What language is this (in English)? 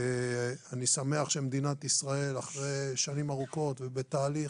Hebrew